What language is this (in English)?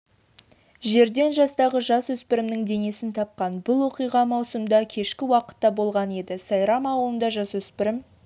Kazakh